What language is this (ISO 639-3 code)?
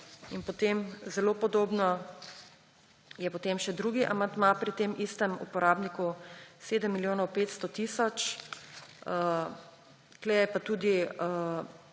slv